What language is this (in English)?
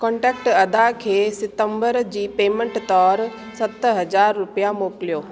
Sindhi